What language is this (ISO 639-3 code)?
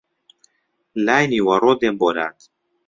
ckb